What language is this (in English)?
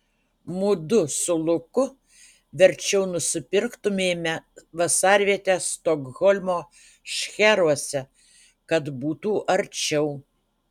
Lithuanian